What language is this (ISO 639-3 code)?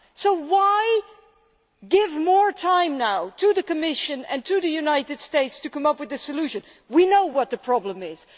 eng